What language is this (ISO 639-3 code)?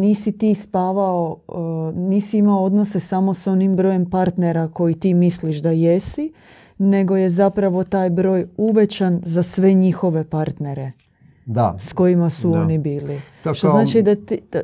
hrv